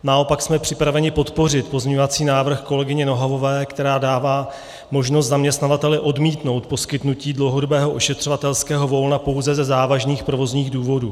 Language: Czech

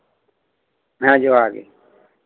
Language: Santali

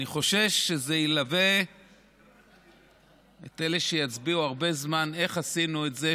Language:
Hebrew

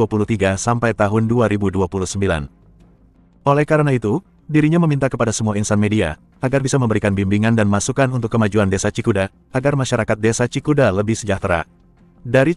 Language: Indonesian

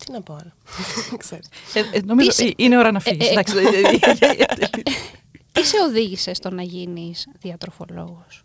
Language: Greek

